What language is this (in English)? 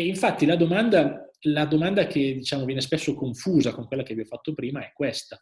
Italian